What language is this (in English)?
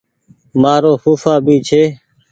Goaria